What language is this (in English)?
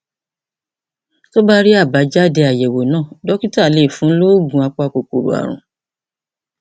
Yoruba